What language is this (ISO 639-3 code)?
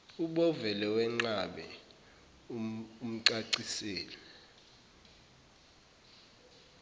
zul